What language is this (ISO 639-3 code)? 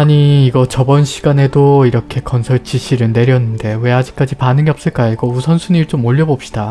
kor